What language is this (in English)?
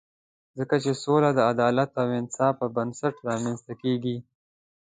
Pashto